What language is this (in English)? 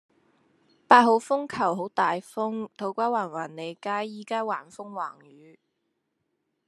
Cantonese